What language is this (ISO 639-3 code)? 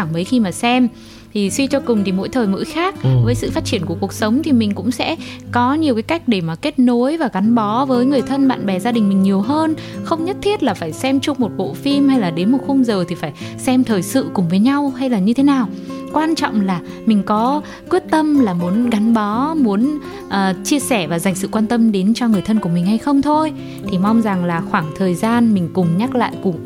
vie